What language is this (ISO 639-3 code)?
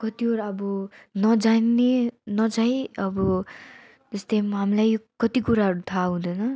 nep